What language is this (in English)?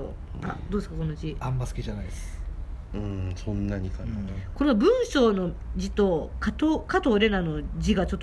Japanese